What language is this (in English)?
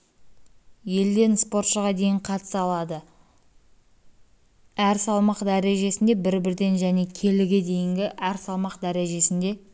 Kazakh